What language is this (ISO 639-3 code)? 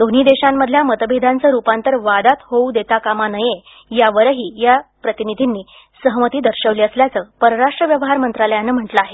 mar